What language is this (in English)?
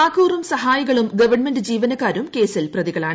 Malayalam